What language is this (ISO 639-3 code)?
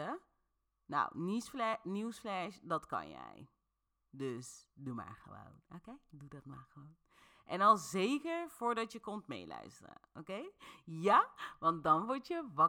nld